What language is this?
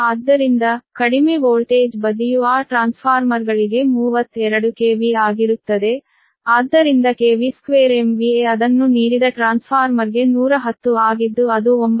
Kannada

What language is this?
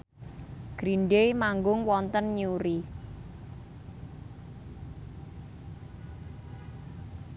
Javanese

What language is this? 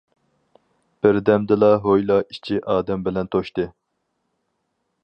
Uyghur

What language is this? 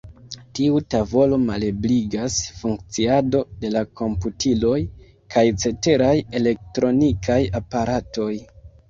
Esperanto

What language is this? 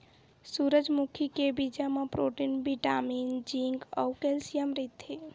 Chhattisgarhi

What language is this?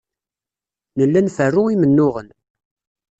Kabyle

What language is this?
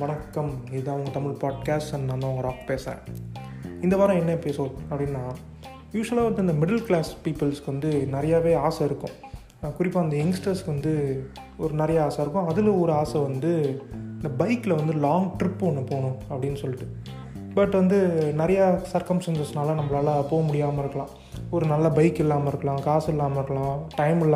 Tamil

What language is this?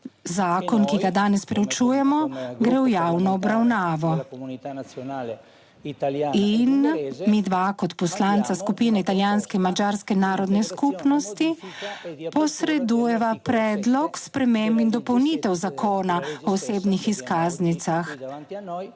Slovenian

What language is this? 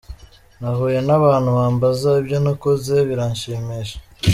Kinyarwanda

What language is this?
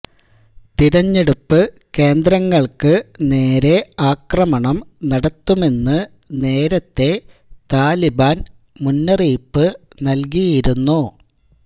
Malayalam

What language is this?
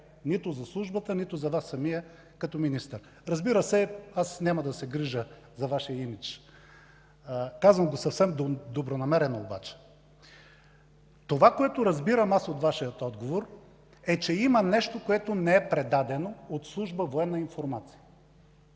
Bulgarian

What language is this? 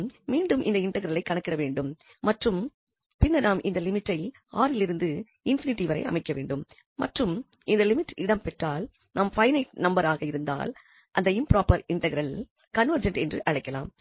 Tamil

